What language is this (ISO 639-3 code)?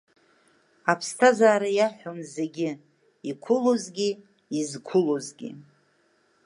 abk